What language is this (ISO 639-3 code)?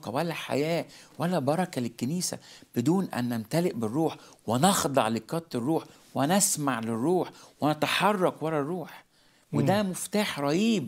ara